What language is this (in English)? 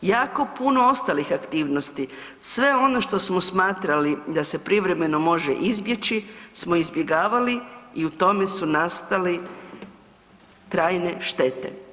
Croatian